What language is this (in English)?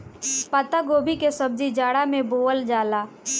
Bhojpuri